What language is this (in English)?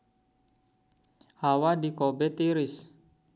Sundanese